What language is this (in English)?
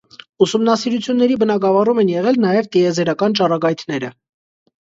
Armenian